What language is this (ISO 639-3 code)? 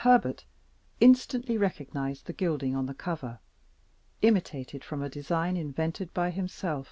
eng